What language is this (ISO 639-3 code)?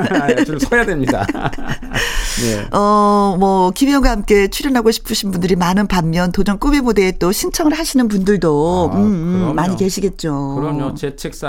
kor